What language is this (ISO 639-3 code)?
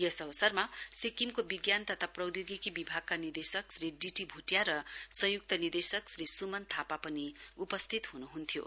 nep